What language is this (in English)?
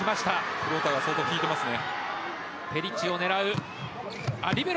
Japanese